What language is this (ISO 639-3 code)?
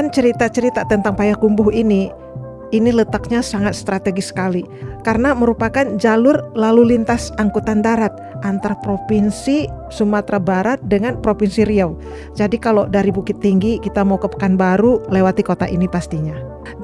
ind